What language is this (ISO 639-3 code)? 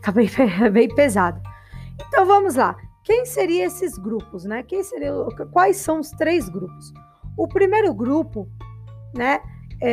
por